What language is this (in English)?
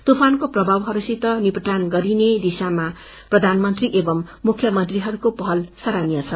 Nepali